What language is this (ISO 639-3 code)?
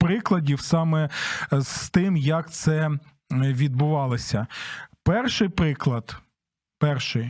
ukr